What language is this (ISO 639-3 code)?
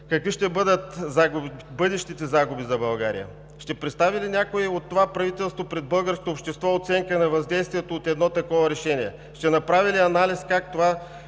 bul